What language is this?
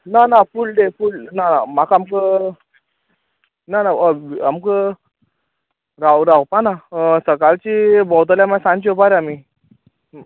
Konkani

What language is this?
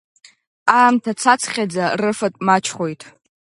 Abkhazian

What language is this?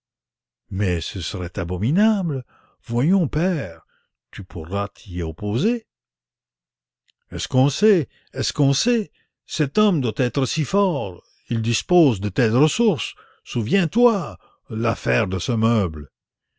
French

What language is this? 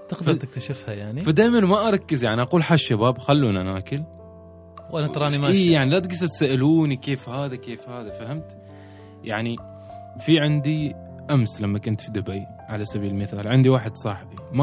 Arabic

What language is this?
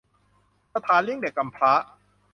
Thai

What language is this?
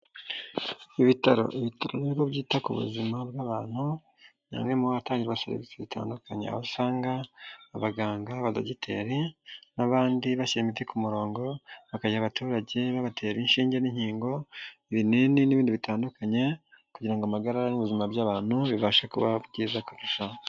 Kinyarwanda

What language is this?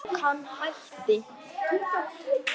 Icelandic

